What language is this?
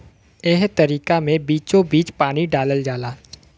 Bhojpuri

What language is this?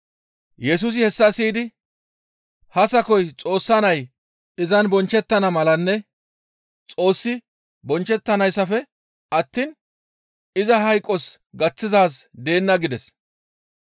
Gamo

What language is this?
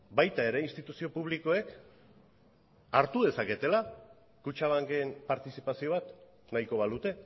Basque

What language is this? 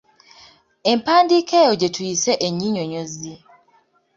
Ganda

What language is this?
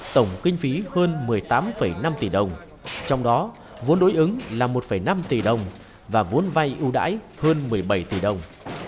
Vietnamese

